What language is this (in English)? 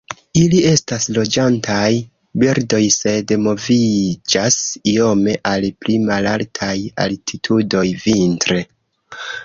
Esperanto